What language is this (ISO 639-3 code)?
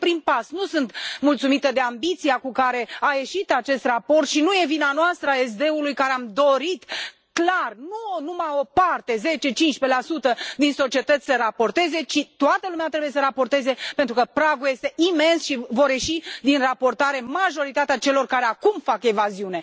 ron